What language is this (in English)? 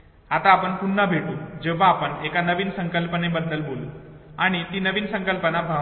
Marathi